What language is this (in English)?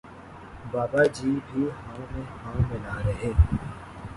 Urdu